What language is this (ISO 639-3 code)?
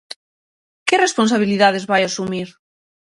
glg